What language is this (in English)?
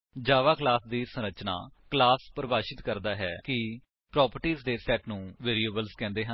Punjabi